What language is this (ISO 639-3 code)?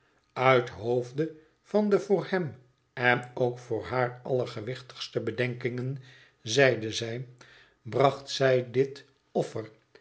nld